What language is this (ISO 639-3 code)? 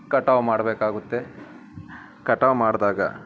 kan